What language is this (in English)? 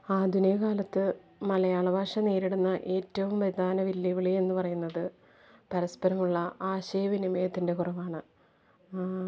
Malayalam